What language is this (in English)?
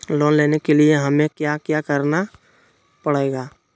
Magahi